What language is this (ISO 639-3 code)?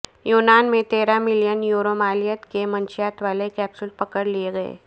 urd